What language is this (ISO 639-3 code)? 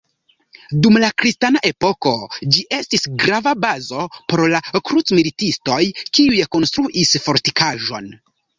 epo